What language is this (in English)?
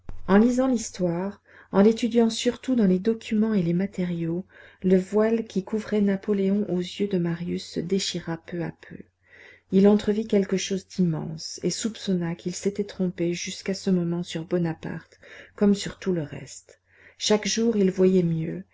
French